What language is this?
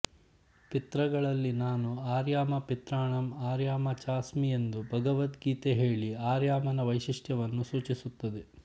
Kannada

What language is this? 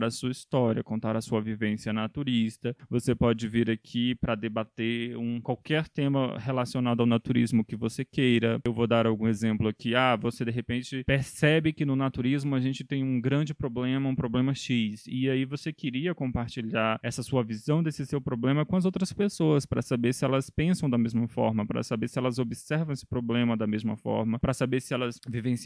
Portuguese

